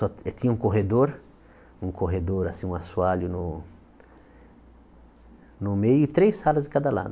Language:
Portuguese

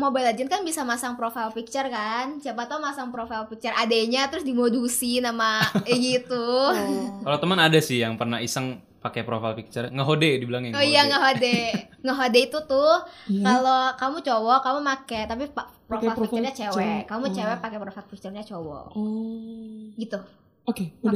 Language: Indonesian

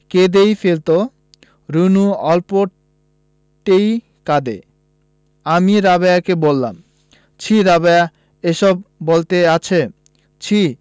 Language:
Bangla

